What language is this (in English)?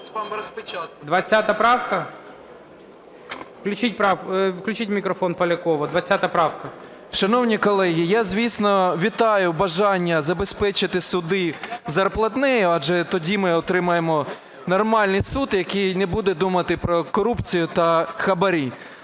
Ukrainian